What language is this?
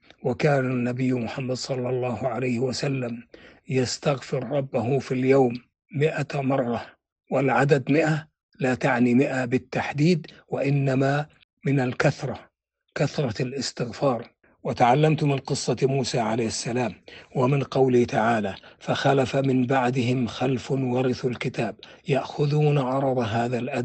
Arabic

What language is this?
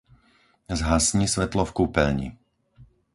Slovak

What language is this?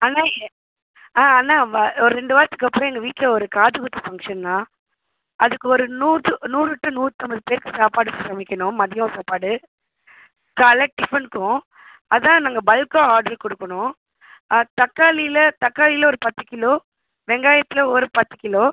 Tamil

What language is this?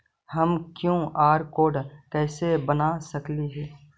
Magahi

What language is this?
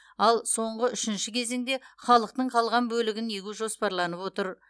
Kazakh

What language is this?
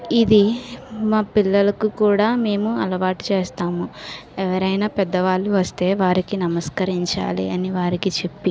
Telugu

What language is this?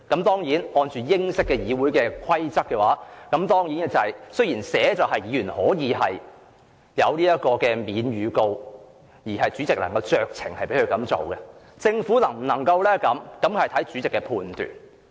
Cantonese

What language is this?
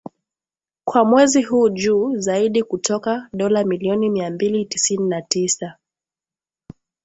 Swahili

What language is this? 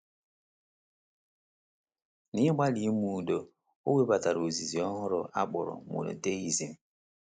Igbo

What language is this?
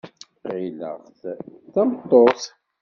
Kabyle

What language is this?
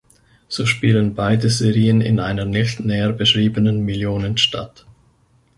German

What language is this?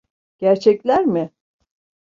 Turkish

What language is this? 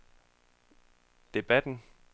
Danish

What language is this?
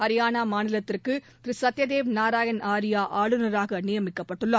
Tamil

